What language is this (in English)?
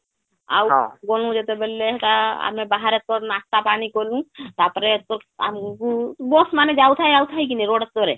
Odia